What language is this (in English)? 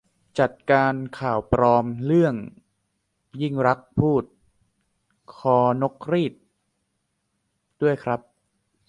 Thai